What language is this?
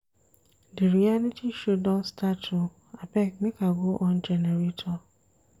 Nigerian Pidgin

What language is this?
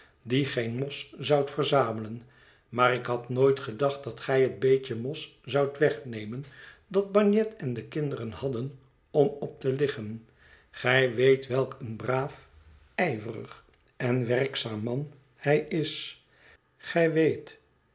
Dutch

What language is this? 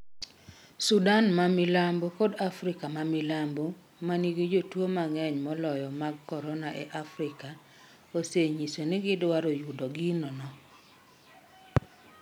Luo (Kenya and Tanzania)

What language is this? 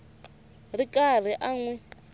Tsonga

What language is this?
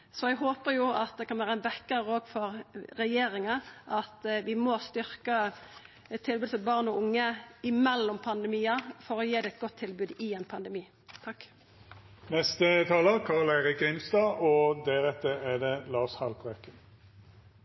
Norwegian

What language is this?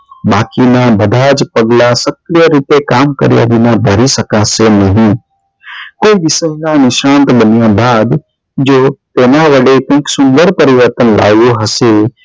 Gujarati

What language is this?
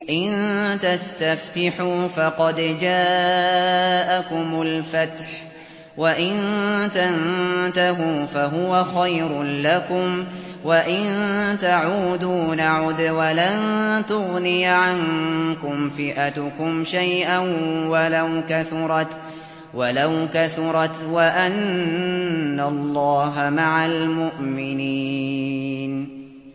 Arabic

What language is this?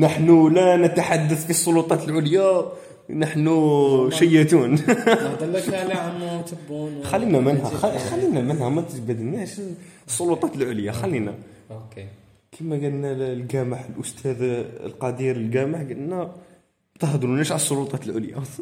Arabic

